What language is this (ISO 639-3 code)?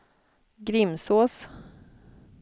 swe